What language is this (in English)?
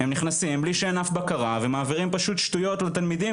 Hebrew